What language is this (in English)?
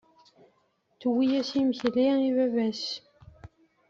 Kabyle